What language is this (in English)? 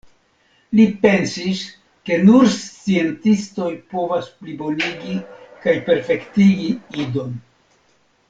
Esperanto